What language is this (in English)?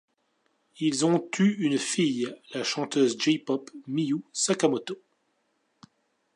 French